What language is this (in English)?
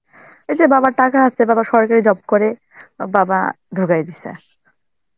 Bangla